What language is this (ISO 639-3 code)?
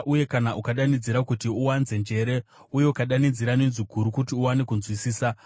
sna